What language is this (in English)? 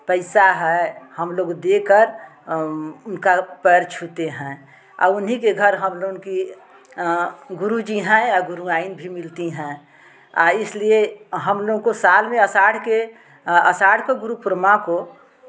Hindi